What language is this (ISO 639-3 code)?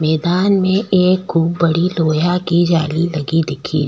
raj